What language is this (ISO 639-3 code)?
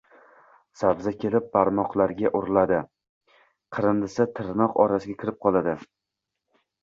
uzb